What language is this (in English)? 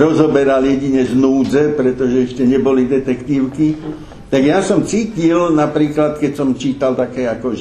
Slovak